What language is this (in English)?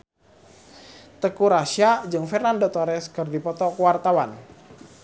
Sundanese